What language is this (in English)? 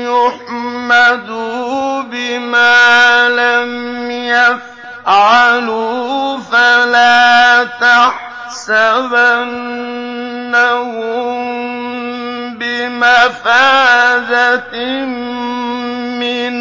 Arabic